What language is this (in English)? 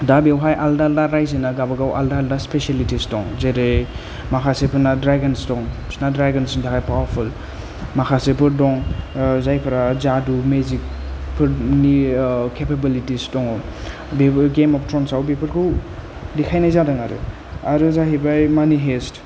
Bodo